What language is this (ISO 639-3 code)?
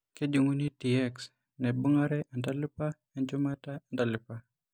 mas